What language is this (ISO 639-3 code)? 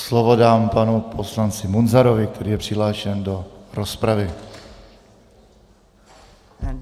ces